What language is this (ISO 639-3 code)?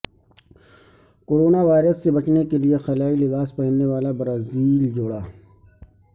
urd